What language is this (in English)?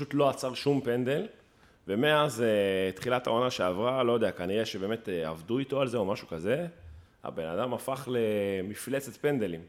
Hebrew